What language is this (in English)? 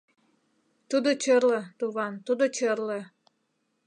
Mari